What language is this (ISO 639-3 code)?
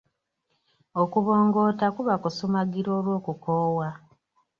lug